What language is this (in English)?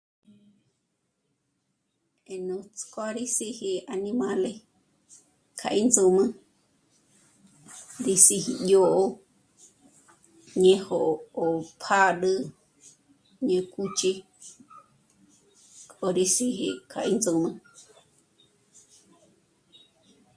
Michoacán Mazahua